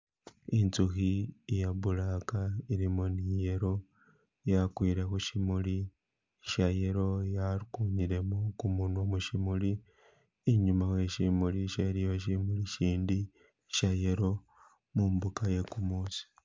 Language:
Masaaba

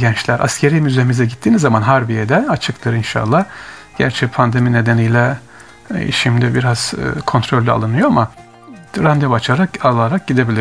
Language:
Turkish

